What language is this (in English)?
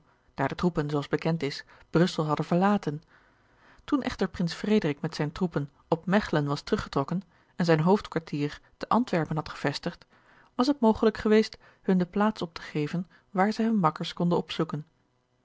Dutch